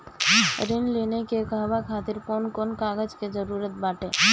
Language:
Bhojpuri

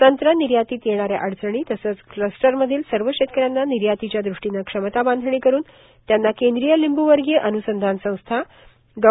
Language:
Marathi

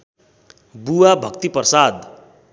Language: Nepali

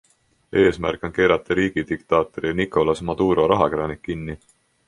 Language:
Estonian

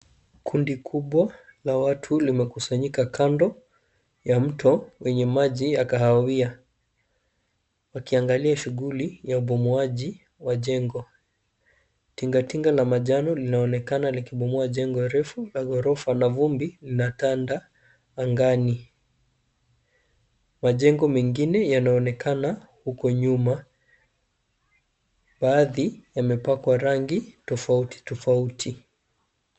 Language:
Swahili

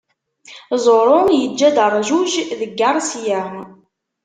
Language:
Kabyle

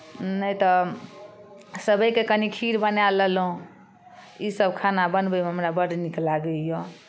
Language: Maithili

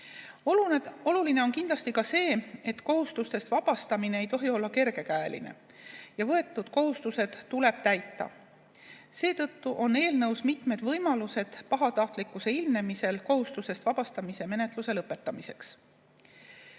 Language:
Estonian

